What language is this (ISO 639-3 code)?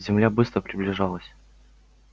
rus